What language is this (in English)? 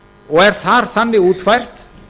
Icelandic